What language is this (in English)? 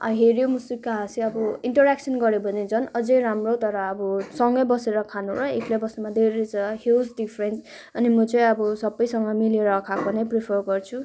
Nepali